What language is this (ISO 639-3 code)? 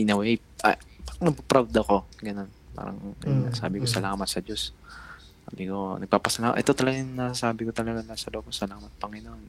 fil